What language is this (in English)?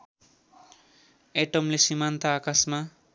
Nepali